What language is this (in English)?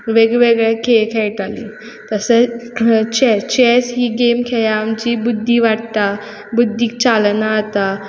Konkani